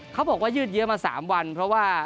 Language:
Thai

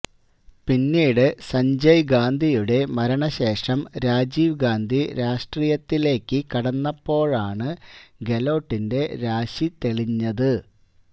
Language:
Malayalam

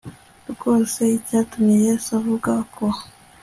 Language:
Kinyarwanda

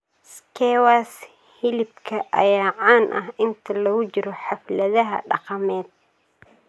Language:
Somali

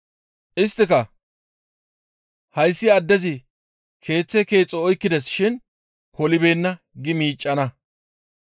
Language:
Gamo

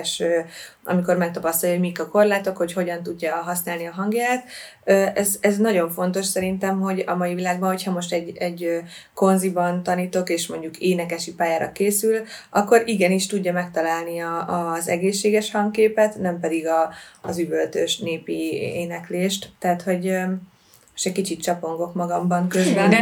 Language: Hungarian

